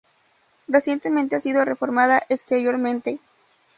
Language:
Spanish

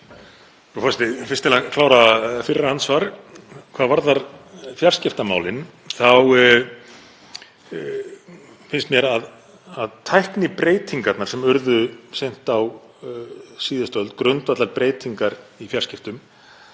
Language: Icelandic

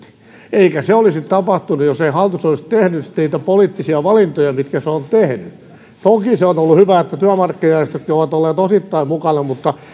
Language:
Finnish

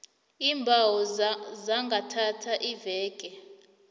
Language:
South Ndebele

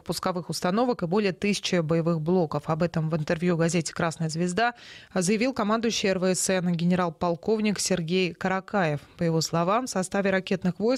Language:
Russian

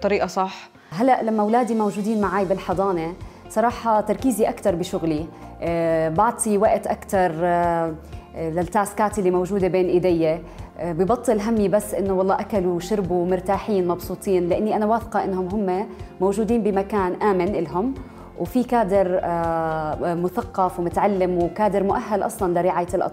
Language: Arabic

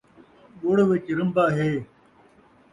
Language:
Saraiki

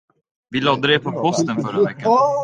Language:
Swedish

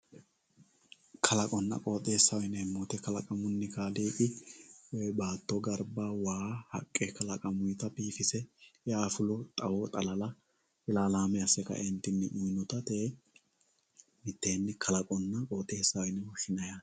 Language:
Sidamo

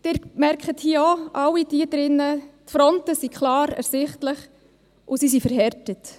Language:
Swiss German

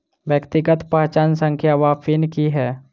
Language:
Maithili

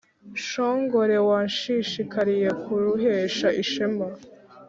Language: Kinyarwanda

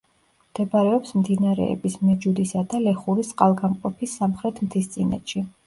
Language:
Georgian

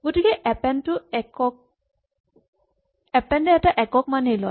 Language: Assamese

